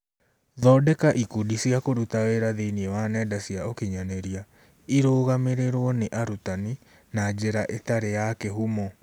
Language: Kikuyu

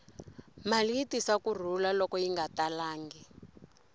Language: Tsonga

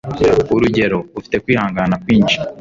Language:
Kinyarwanda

